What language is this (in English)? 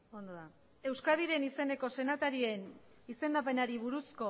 Basque